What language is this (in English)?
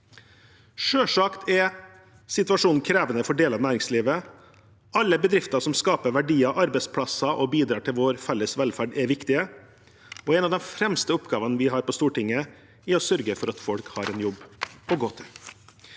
Norwegian